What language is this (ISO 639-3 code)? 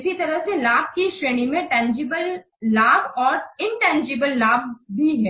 hin